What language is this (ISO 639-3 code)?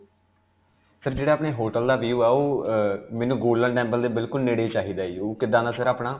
pan